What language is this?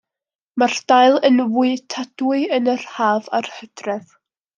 Welsh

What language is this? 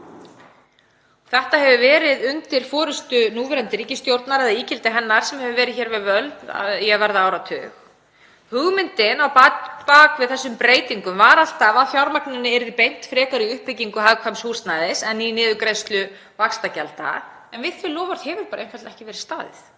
Icelandic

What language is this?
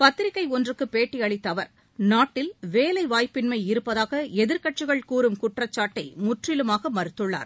Tamil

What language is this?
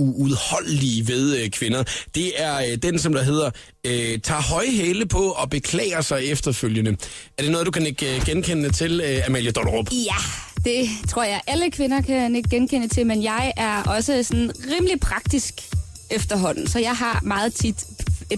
Danish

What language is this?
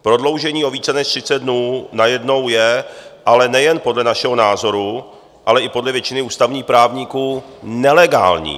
Czech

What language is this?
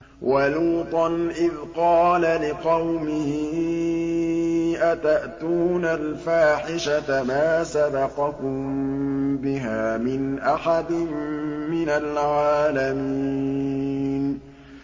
Arabic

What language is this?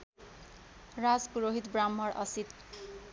Nepali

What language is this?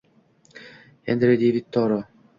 Uzbek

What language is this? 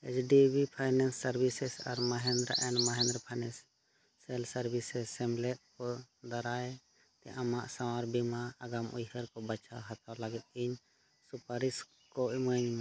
Santali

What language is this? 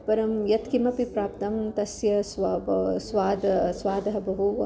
Sanskrit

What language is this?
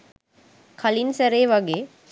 Sinhala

